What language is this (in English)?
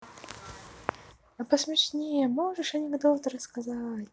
Russian